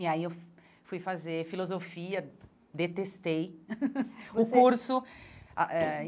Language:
Portuguese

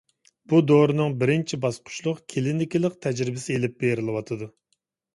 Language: Uyghur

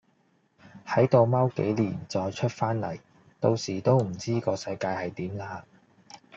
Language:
Cantonese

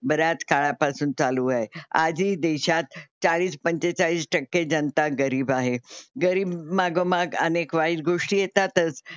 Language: Marathi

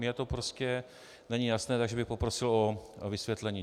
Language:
Czech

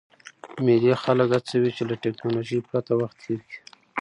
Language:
Pashto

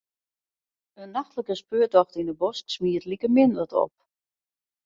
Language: Western Frisian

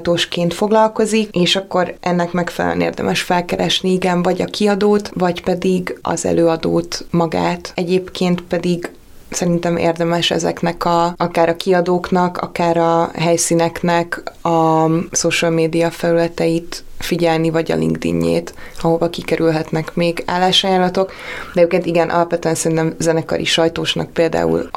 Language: Hungarian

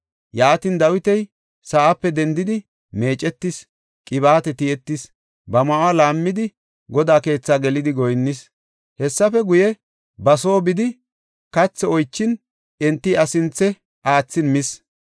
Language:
Gofa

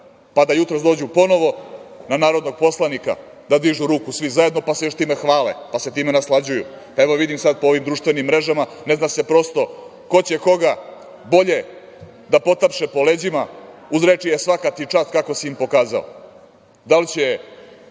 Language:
Serbian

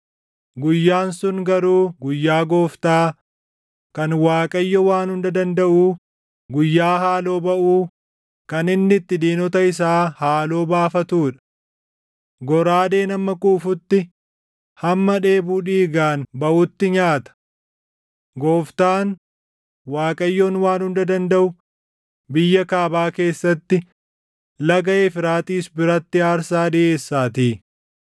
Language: Oromo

